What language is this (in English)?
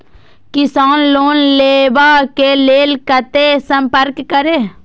Maithili